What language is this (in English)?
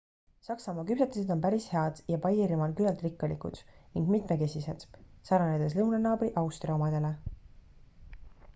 Estonian